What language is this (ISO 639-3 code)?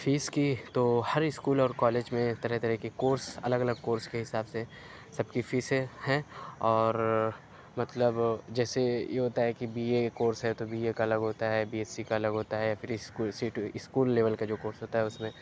urd